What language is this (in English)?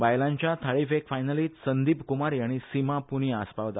Konkani